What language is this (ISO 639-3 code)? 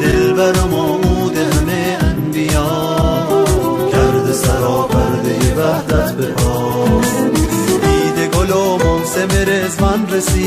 fas